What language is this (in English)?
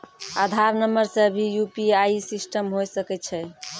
Maithili